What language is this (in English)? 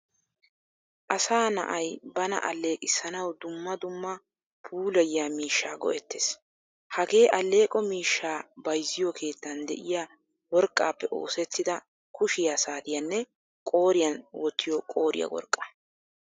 Wolaytta